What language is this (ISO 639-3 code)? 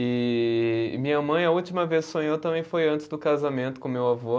por